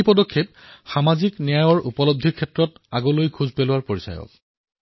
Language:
Assamese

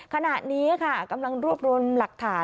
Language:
Thai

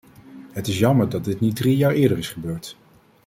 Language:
Dutch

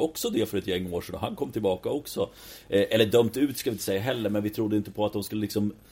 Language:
Swedish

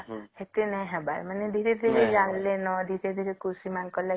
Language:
Odia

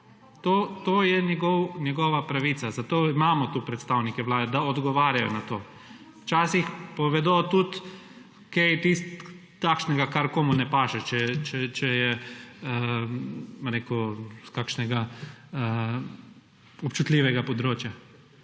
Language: Slovenian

